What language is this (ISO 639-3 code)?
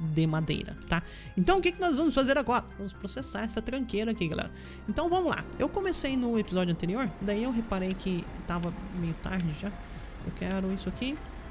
por